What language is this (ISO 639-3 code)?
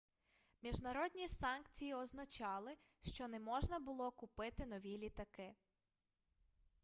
ukr